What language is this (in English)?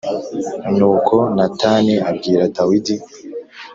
Kinyarwanda